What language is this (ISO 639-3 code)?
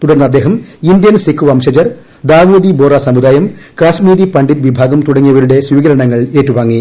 mal